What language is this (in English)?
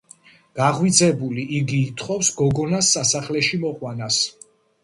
Georgian